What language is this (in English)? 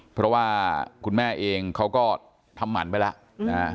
Thai